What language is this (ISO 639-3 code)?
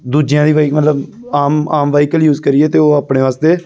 pan